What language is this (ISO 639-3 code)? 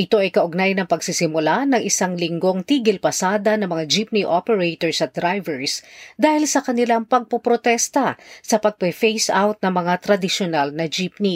fil